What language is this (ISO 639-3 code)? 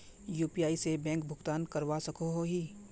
mag